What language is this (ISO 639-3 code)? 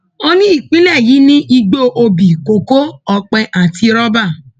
yor